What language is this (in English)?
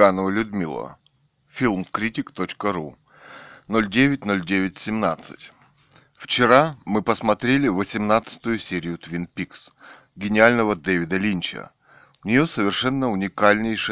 Russian